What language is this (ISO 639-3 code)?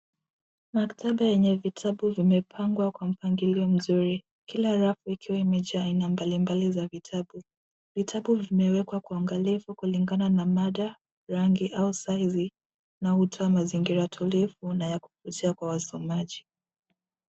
swa